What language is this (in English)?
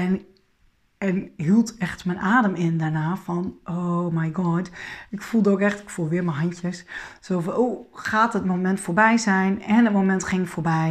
Dutch